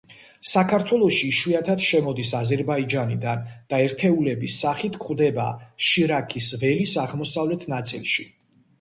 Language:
Georgian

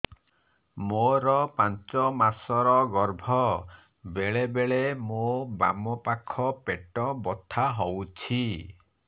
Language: Odia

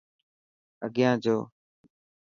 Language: Dhatki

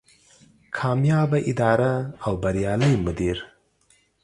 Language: Pashto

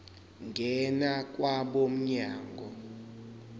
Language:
Zulu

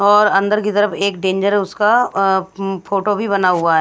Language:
Hindi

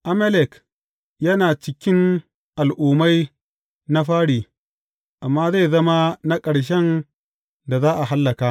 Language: Hausa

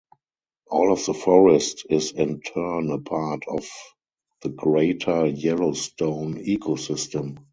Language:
English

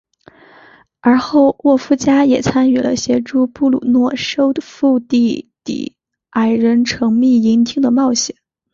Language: Chinese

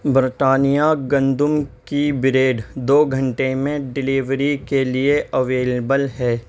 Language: Urdu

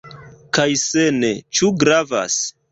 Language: Esperanto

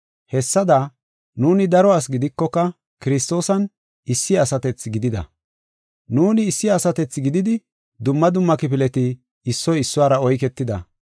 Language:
Gofa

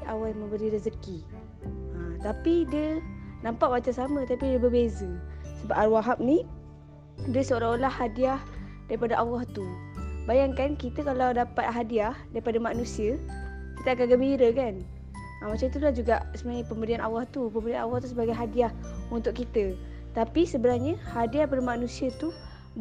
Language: Malay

